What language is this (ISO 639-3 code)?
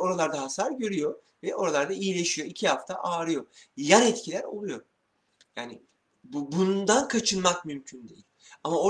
tur